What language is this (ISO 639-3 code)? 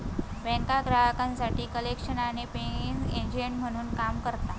mar